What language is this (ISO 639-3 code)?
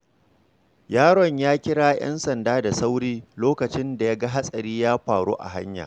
hau